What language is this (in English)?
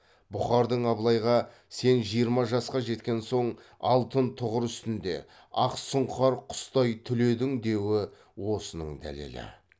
Kazakh